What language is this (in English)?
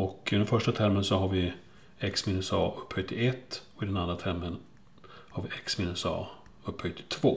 Swedish